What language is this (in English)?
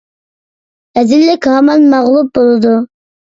Uyghur